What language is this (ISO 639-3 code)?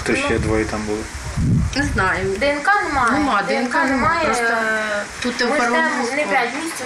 ukr